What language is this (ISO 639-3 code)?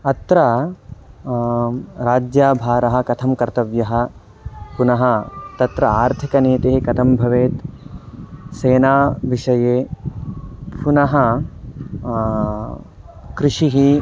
san